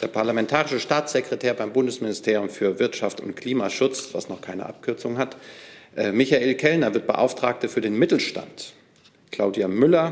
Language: German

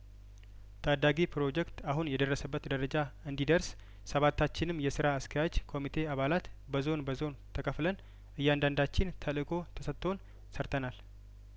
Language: Amharic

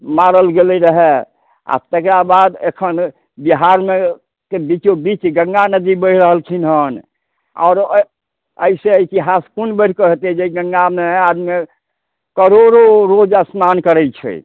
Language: Maithili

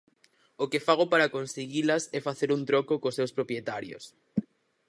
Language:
Galician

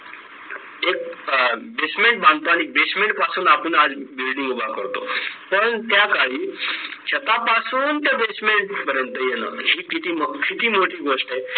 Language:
Marathi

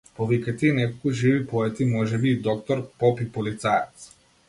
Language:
Macedonian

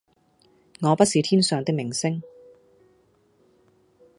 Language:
Cantonese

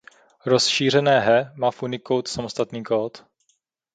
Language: Czech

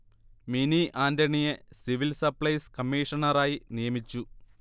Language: Malayalam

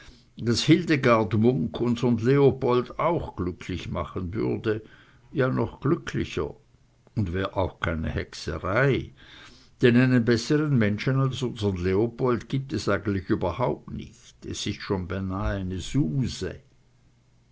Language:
German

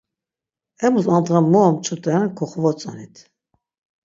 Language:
Laz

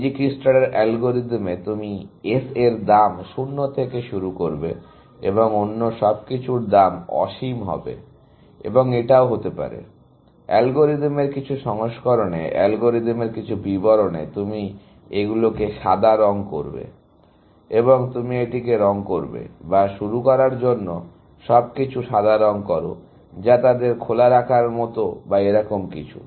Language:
Bangla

